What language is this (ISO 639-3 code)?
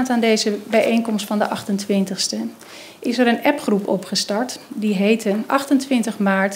nld